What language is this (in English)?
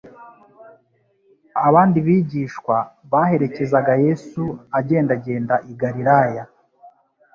Kinyarwanda